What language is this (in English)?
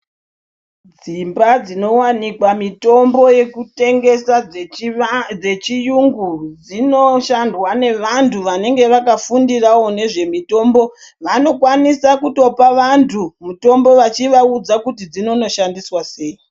Ndau